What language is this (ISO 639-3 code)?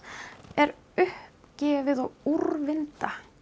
isl